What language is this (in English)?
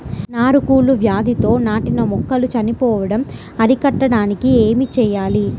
Telugu